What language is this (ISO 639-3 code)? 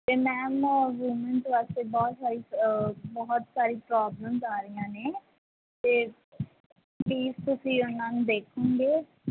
pan